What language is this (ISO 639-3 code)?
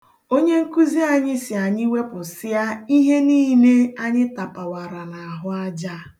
ibo